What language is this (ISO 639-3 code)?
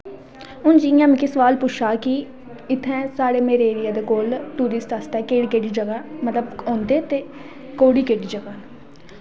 doi